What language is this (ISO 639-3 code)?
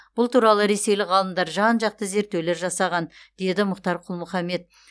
kaz